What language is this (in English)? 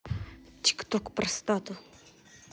Russian